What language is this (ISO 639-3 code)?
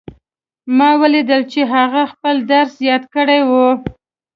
pus